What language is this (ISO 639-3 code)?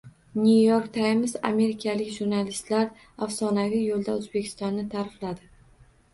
uzb